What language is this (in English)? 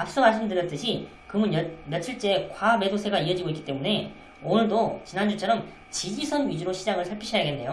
Korean